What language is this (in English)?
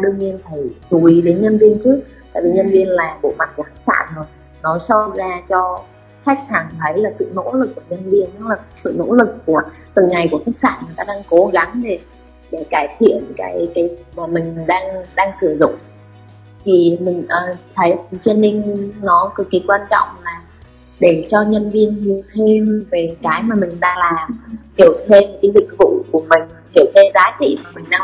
Vietnamese